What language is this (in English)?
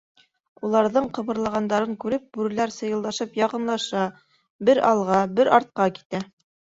Bashkir